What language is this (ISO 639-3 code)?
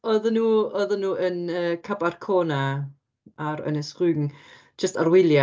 cym